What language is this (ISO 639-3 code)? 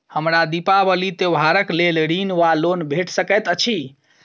mai